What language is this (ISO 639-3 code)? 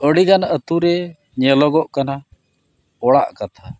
sat